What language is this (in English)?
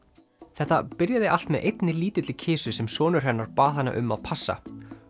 Icelandic